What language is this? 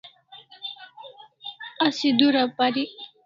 Kalasha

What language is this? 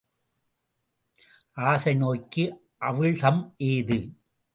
Tamil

